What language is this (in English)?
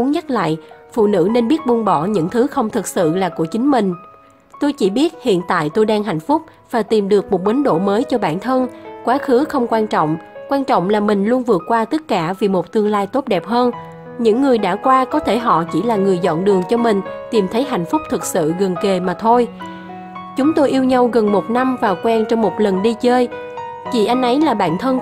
Vietnamese